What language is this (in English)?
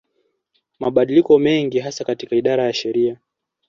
Swahili